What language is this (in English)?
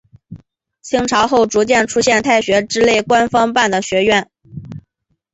Chinese